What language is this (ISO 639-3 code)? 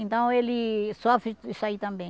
por